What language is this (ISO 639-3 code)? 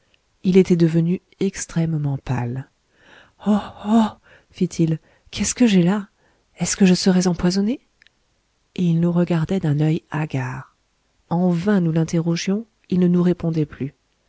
fra